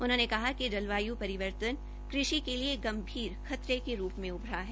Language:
Hindi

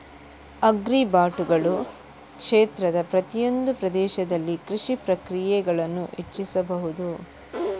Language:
Kannada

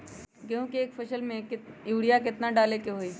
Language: Magahi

